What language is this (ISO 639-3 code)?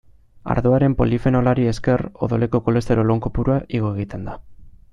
eus